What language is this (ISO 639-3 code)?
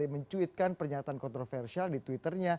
ind